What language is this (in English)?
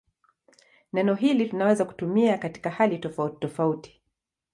Swahili